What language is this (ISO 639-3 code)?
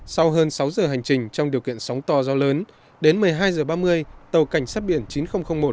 vie